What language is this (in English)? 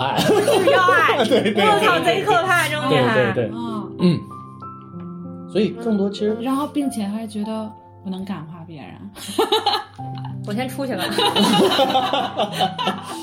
Chinese